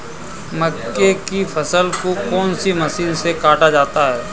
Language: Hindi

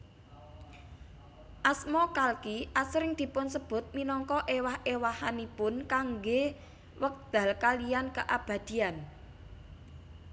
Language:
Javanese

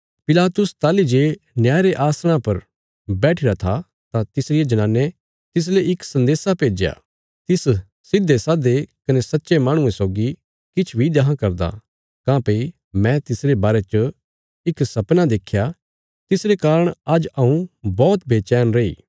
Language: Bilaspuri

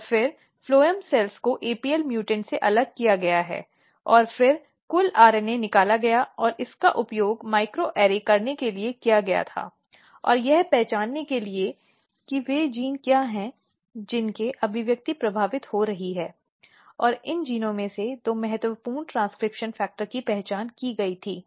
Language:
Hindi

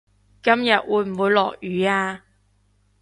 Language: Cantonese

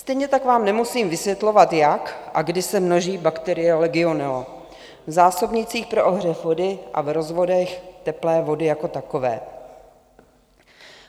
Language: Czech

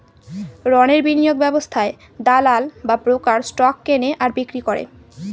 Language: Bangla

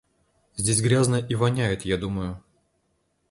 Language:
Russian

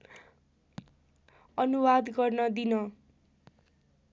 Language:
Nepali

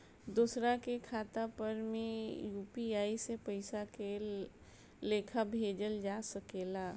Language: Bhojpuri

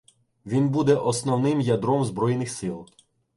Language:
Ukrainian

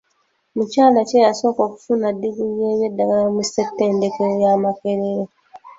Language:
Ganda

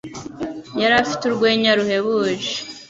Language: Kinyarwanda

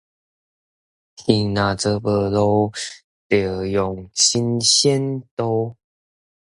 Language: Min Nan Chinese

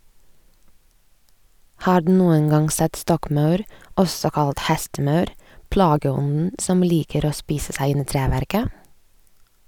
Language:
Norwegian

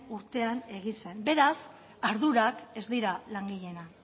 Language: Basque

